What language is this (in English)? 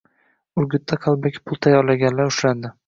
Uzbek